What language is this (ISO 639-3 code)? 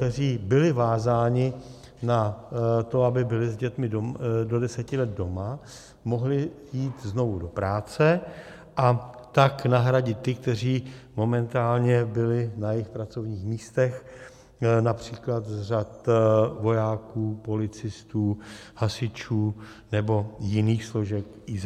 ces